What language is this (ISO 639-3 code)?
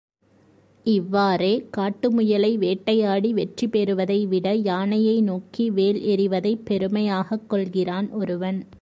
tam